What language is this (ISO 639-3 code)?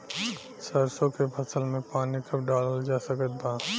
bho